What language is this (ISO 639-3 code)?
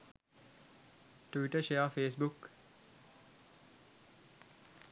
sin